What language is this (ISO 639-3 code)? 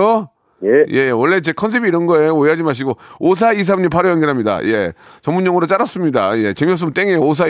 kor